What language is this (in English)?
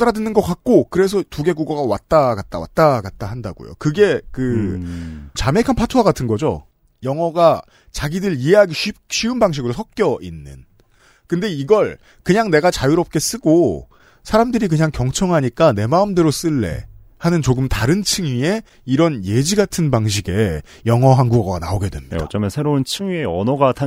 Korean